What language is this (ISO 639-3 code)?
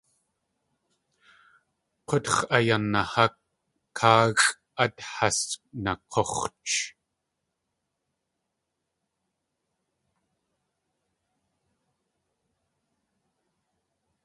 tli